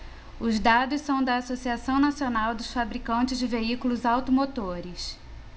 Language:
Portuguese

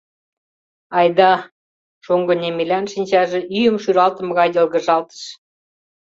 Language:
Mari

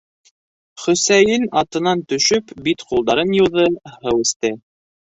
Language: Bashkir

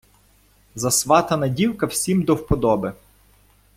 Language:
Ukrainian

